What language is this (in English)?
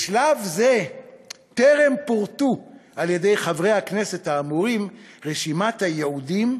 Hebrew